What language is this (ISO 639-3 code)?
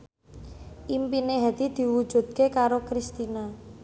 jav